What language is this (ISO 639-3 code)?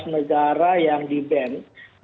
ind